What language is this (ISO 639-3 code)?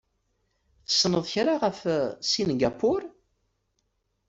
kab